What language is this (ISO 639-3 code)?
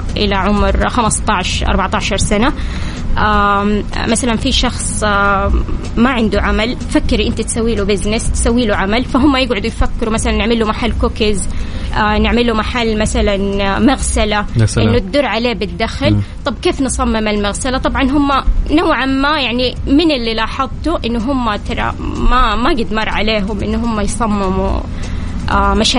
ara